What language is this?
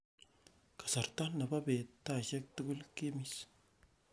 Kalenjin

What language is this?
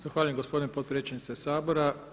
Croatian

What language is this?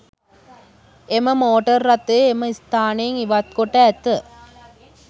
Sinhala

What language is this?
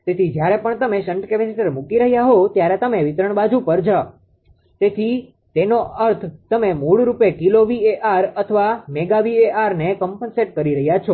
Gujarati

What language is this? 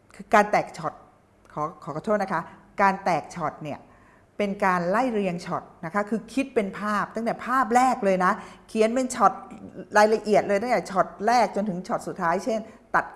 Thai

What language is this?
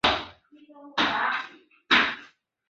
Chinese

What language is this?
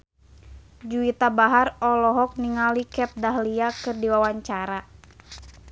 Sundanese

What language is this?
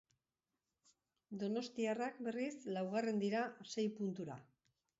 Basque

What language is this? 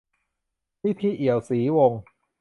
Thai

